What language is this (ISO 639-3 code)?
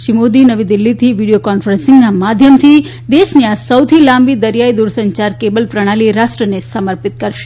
guj